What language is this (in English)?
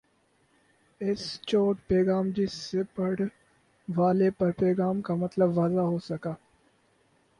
Urdu